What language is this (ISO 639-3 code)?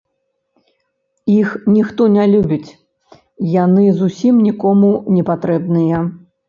bel